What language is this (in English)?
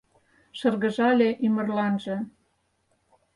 Mari